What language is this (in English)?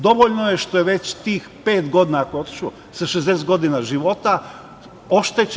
Serbian